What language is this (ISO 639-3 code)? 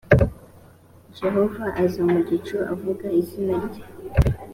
kin